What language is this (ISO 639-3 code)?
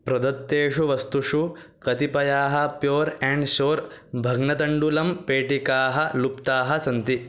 san